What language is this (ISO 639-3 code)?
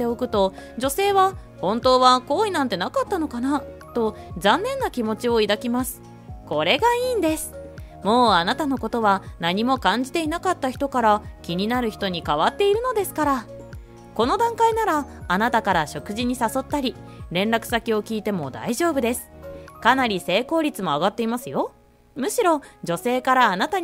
jpn